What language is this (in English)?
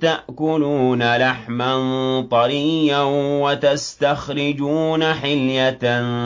Arabic